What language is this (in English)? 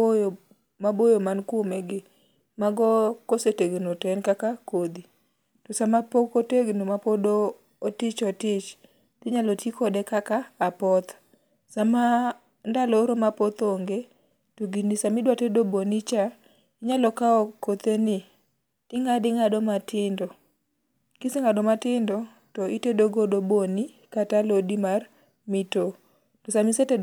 Luo (Kenya and Tanzania)